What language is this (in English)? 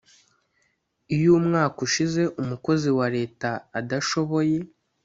Kinyarwanda